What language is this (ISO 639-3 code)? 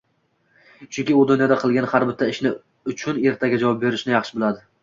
uzb